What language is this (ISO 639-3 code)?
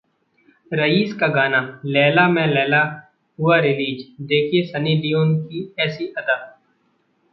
hin